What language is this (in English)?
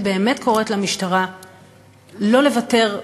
Hebrew